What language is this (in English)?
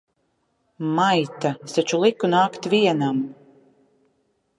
Latvian